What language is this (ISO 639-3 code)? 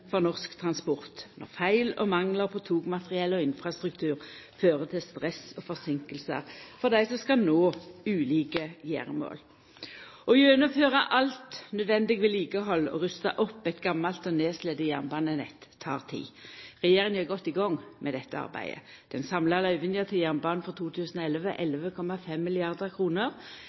nno